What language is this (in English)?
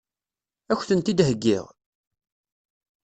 Kabyle